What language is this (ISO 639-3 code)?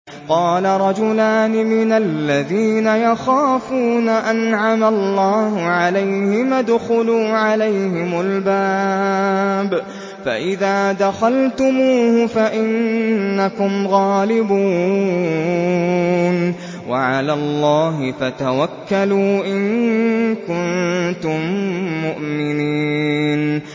ara